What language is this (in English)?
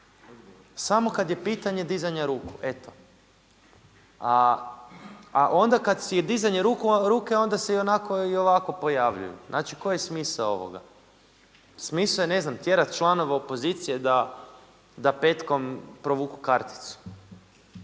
Croatian